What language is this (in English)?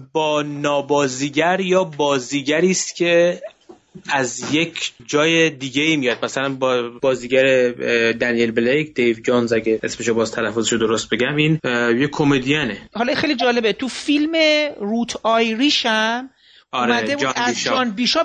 Persian